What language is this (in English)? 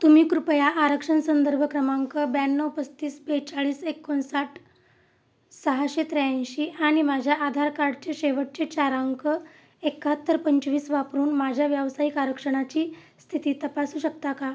Marathi